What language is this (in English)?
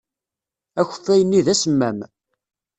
Kabyle